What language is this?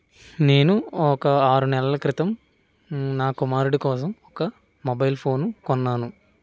Telugu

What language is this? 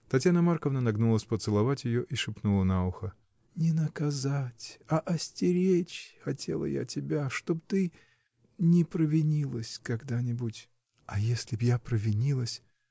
Russian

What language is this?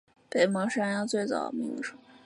Chinese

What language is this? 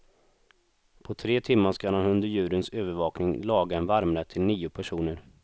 Swedish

